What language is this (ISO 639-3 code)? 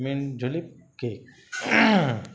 urd